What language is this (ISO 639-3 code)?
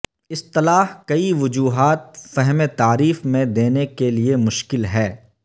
urd